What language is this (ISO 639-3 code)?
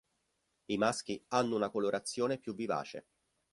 ita